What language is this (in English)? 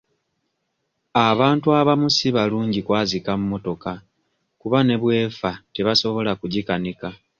Ganda